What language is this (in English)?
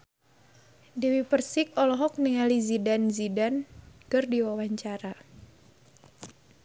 Sundanese